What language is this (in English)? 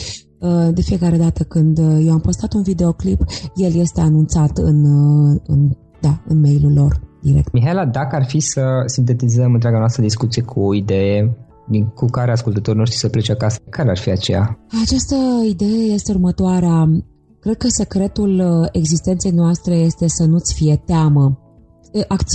Romanian